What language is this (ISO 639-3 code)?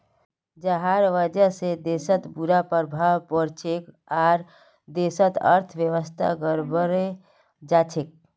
mag